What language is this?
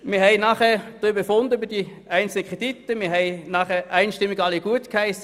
Swiss German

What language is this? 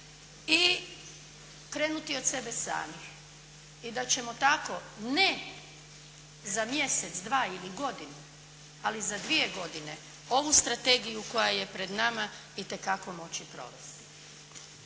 Croatian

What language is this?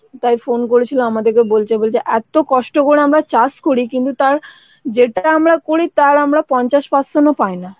Bangla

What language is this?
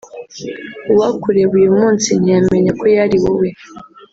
Kinyarwanda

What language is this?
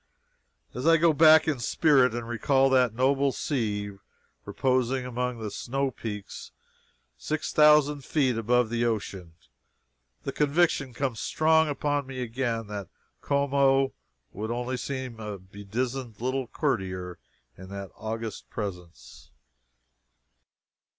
English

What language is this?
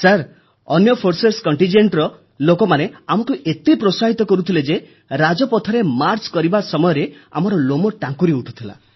Odia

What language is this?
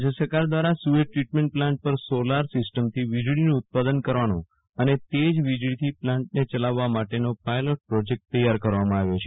Gujarati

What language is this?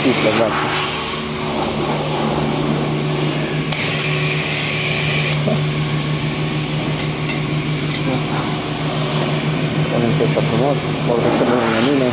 Romanian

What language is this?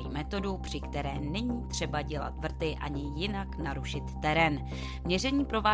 Czech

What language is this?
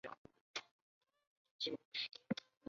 Chinese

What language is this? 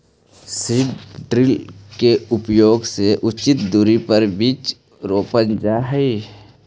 Magahi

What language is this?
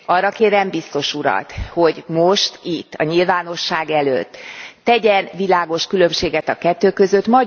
Hungarian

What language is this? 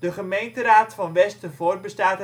Dutch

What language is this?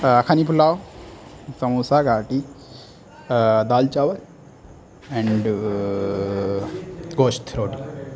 Urdu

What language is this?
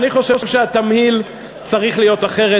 Hebrew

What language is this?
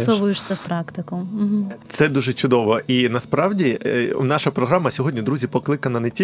Ukrainian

